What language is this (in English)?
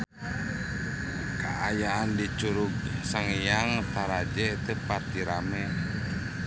Sundanese